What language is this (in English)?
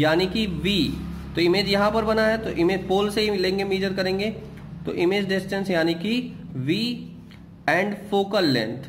Hindi